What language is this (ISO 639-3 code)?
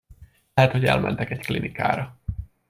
hun